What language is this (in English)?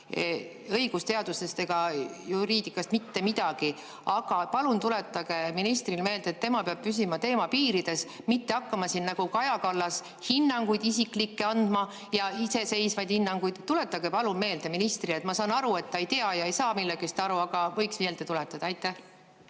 Estonian